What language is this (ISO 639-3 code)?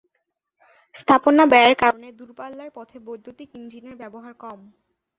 ben